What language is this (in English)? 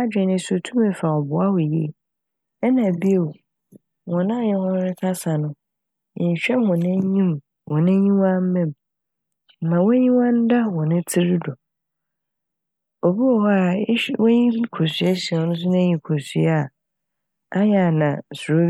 Akan